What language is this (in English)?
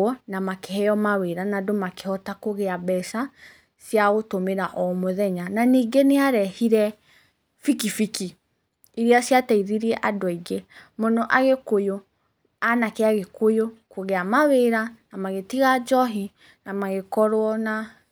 Kikuyu